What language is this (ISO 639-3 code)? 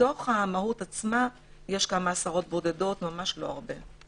heb